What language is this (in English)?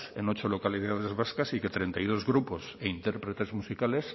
Spanish